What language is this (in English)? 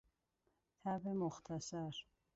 Persian